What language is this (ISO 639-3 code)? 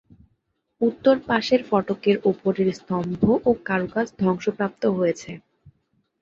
ben